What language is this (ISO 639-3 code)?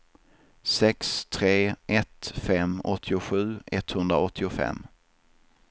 swe